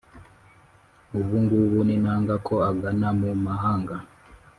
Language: Kinyarwanda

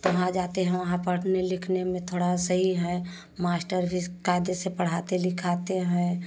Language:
Hindi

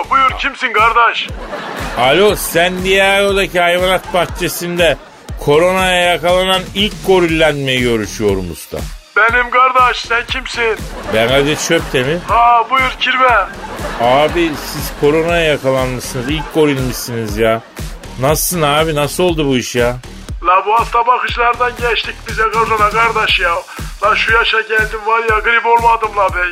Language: Turkish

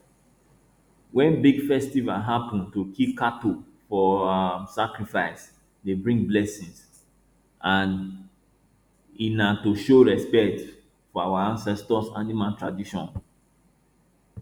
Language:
Nigerian Pidgin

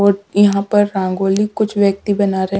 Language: Hindi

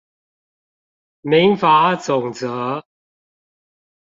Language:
Chinese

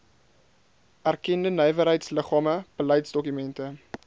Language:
Afrikaans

